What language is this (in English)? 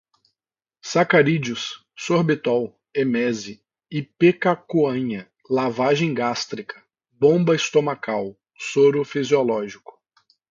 Portuguese